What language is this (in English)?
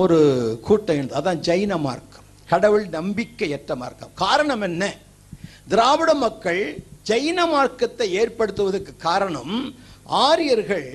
Tamil